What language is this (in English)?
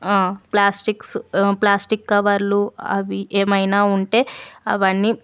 Telugu